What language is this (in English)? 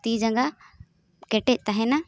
Santali